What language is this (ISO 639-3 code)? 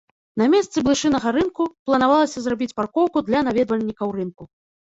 bel